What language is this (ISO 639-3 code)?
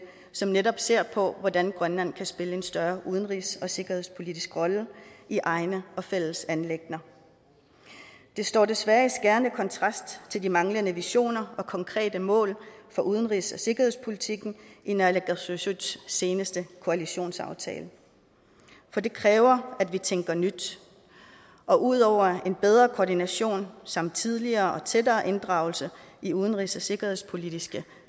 dan